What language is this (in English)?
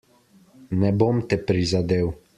Slovenian